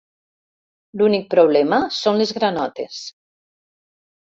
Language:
Catalan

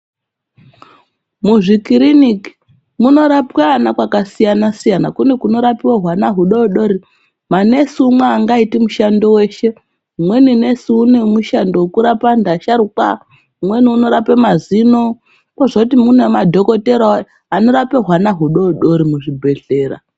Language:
Ndau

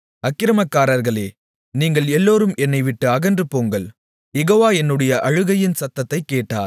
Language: Tamil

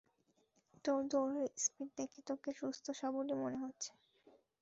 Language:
Bangla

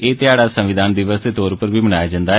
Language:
Dogri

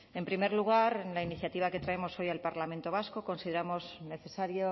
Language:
Spanish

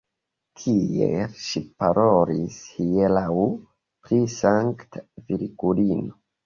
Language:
Esperanto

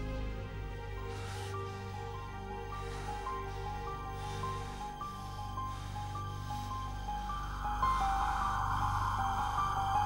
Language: Dutch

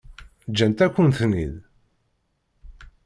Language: Kabyle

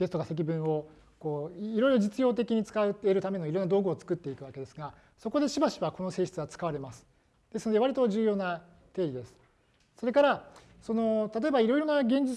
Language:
Japanese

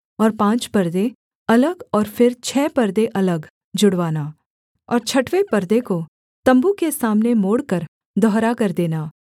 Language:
Hindi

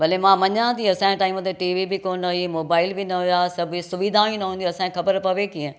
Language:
Sindhi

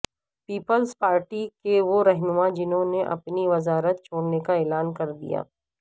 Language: Urdu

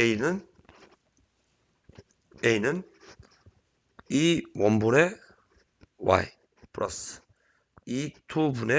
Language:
Korean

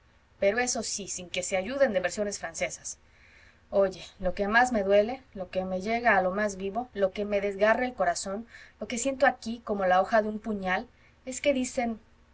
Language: Spanish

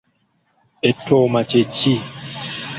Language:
Ganda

